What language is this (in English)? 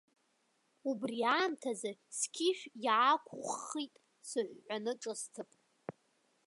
Abkhazian